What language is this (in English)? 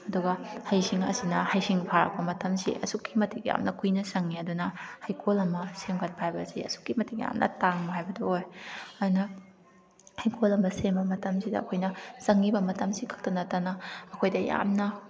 Manipuri